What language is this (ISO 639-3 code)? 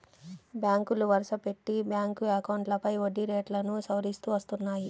tel